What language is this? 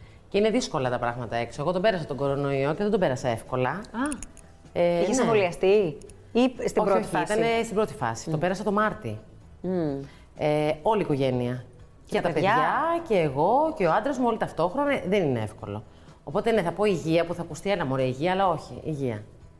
Greek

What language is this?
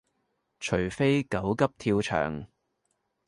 Cantonese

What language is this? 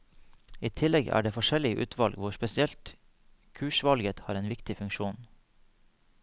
Norwegian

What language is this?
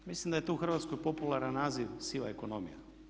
Croatian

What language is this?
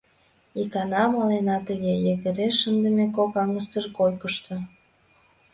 Mari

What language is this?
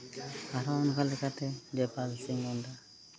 Santali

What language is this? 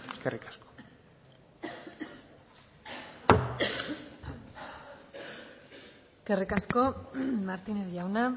Basque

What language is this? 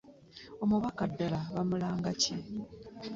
Ganda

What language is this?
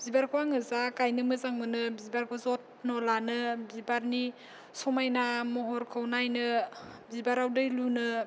Bodo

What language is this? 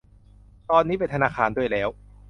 Thai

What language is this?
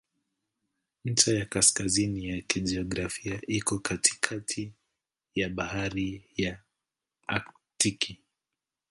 Swahili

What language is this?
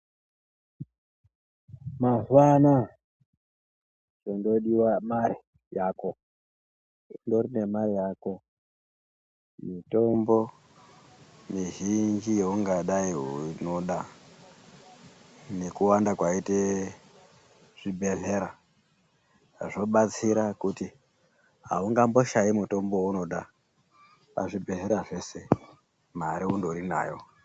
Ndau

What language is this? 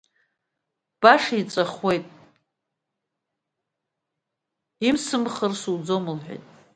Abkhazian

